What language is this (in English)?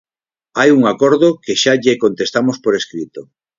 Galician